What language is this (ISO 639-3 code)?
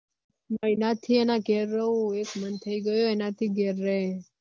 guj